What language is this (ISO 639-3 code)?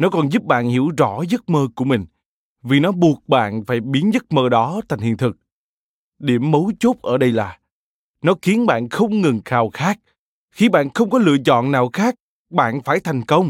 vie